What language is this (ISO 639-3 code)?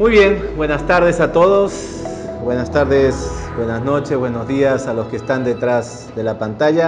spa